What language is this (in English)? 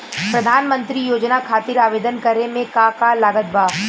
Bhojpuri